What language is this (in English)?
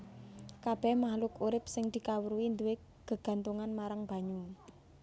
Javanese